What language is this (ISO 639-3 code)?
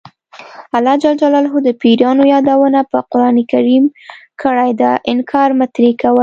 pus